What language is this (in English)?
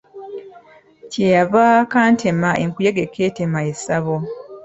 Ganda